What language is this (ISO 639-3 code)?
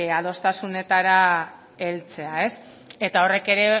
eus